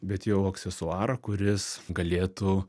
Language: Lithuanian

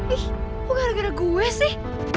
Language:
Indonesian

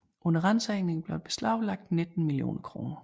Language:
Danish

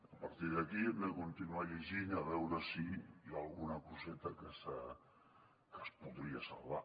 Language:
Catalan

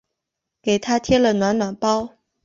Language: Chinese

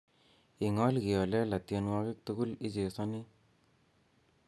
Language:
Kalenjin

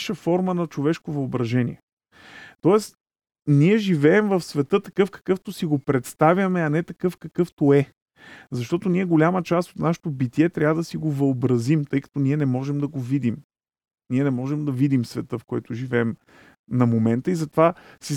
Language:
Bulgarian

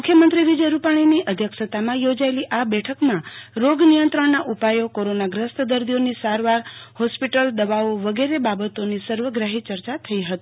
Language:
Gujarati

